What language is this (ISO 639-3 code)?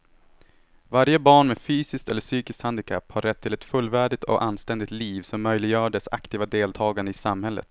swe